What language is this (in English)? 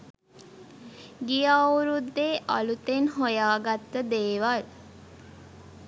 Sinhala